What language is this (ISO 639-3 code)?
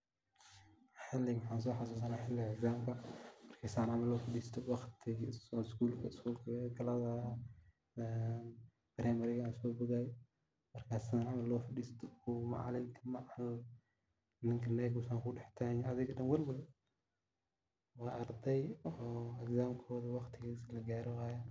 som